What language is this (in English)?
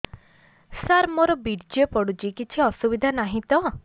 Odia